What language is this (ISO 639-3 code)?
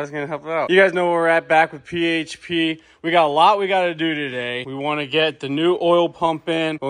eng